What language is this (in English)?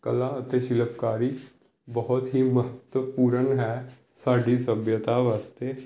Punjabi